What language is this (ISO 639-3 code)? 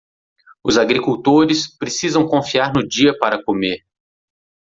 por